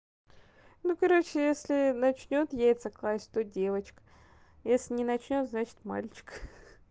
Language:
Russian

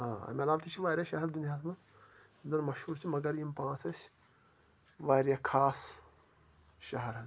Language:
Kashmiri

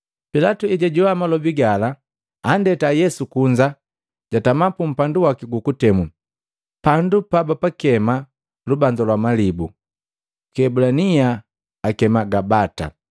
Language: Matengo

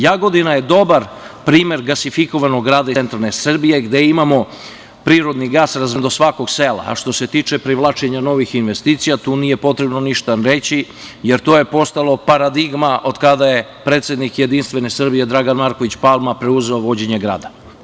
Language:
Serbian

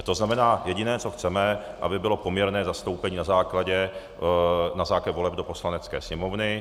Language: Czech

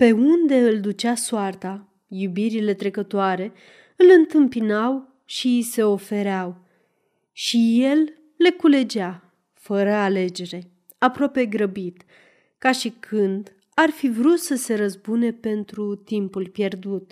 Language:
Romanian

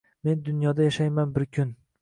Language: Uzbek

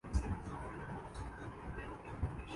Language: Urdu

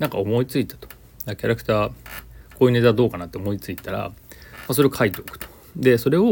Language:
Japanese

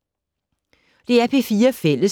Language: Danish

